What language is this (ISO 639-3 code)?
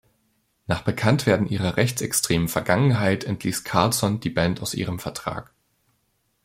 deu